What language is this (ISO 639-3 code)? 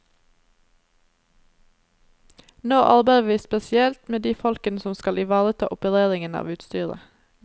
nor